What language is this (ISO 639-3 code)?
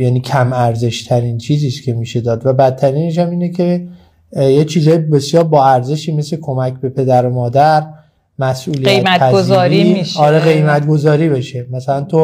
fas